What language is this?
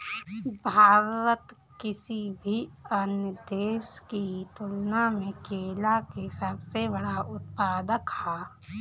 Bhojpuri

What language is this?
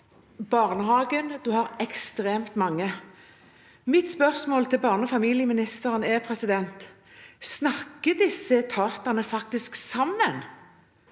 Norwegian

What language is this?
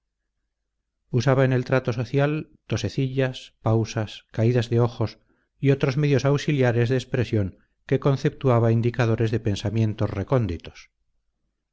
Spanish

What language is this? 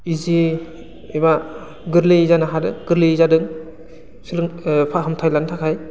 Bodo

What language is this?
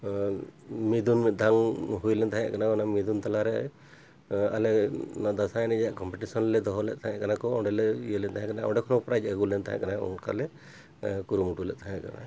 Santali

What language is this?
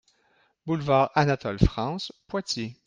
French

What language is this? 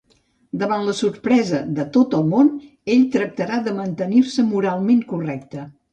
Catalan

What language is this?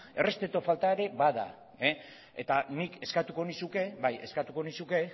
Basque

